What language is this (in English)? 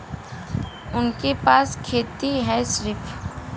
Bhojpuri